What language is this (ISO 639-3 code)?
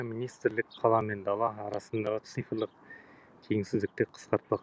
kaz